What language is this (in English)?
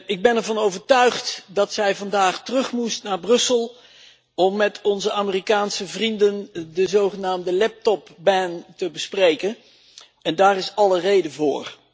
Dutch